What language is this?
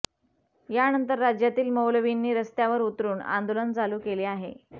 Marathi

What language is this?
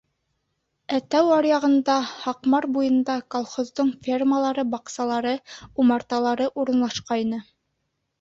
Bashkir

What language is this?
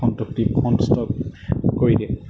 Assamese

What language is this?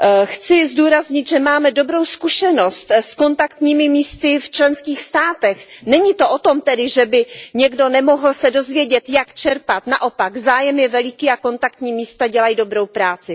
Czech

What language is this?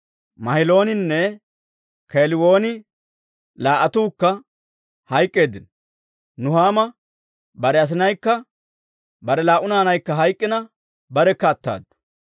Dawro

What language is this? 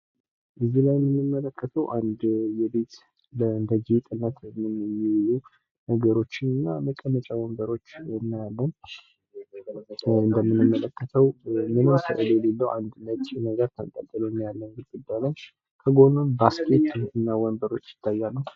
Amharic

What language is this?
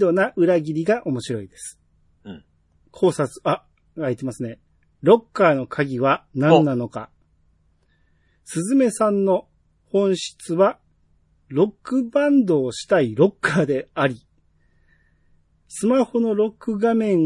Japanese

